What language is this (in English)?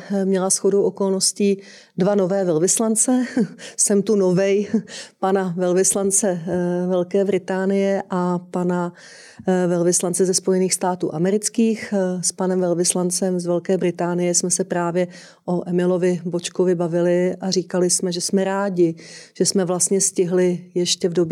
Czech